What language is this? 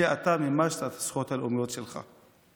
Hebrew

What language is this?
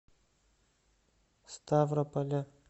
Russian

